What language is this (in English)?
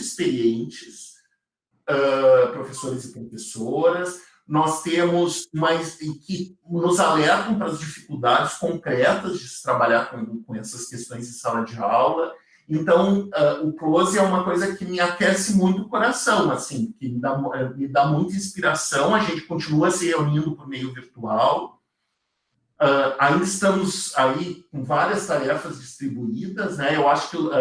Portuguese